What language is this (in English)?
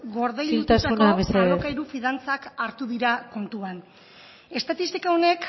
Basque